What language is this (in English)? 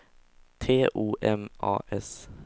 Swedish